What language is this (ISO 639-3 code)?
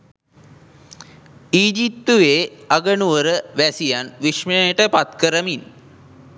sin